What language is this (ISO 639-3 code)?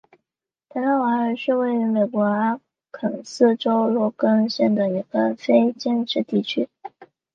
zho